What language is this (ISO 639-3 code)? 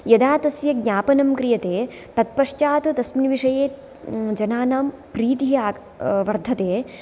san